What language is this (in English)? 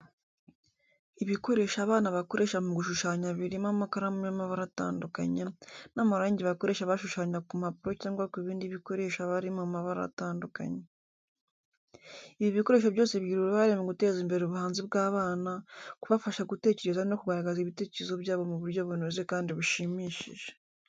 Kinyarwanda